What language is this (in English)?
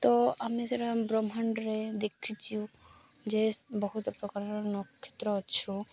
Odia